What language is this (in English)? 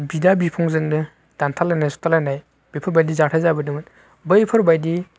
Bodo